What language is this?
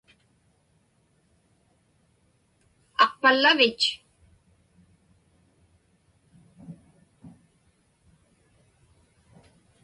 Inupiaq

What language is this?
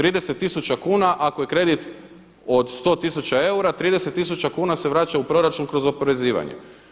Croatian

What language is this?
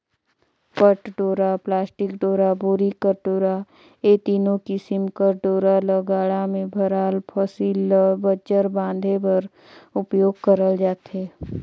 Chhattisgarhi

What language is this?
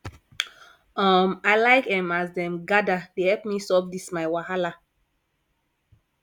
Nigerian Pidgin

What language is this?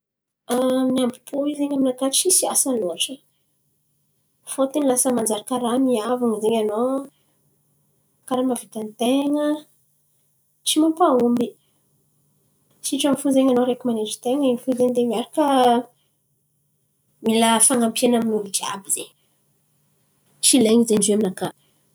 Antankarana Malagasy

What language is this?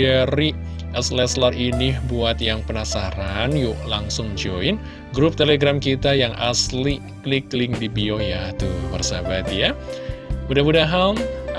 Indonesian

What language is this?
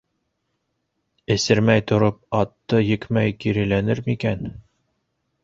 Bashkir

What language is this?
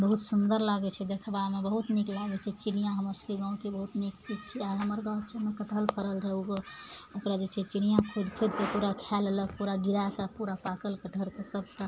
Maithili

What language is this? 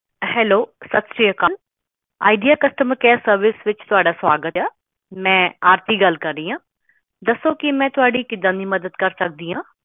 Punjabi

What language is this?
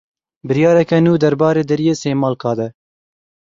Kurdish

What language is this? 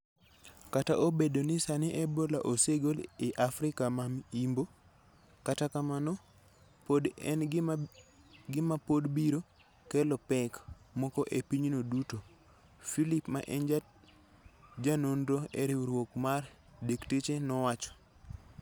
Luo (Kenya and Tanzania)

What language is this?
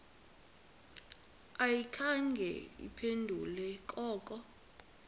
Xhosa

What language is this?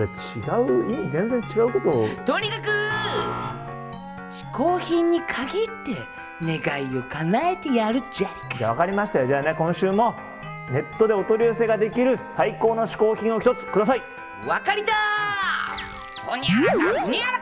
Japanese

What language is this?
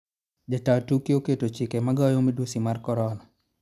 Luo (Kenya and Tanzania)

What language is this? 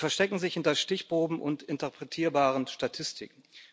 German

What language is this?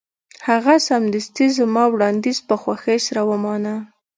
Pashto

